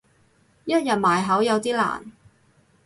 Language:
Cantonese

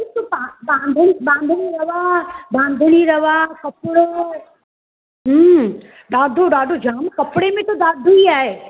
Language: Sindhi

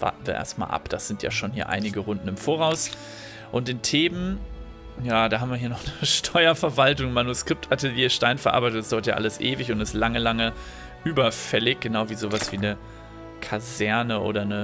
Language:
German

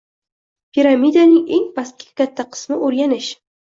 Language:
Uzbek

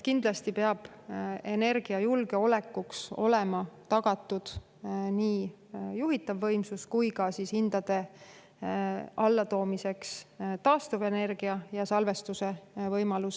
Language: Estonian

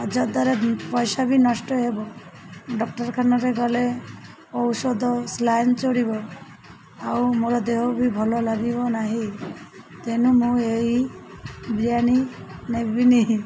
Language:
Odia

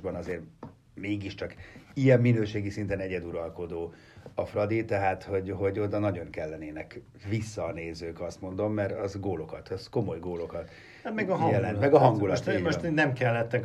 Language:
Hungarian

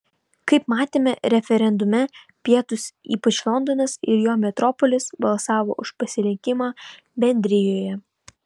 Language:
Lithuanian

